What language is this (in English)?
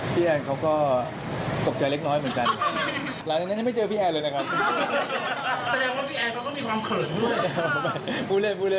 Thai